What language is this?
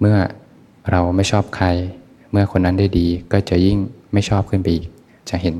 Thai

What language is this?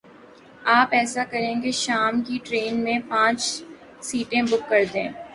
Urdu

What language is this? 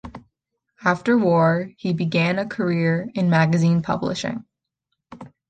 English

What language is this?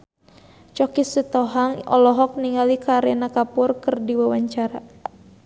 Sundanese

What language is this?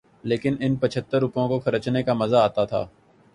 Urdu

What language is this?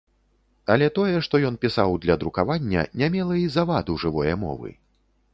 Belarusian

